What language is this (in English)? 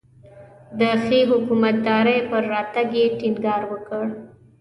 Pashto